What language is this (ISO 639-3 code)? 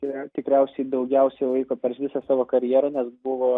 lit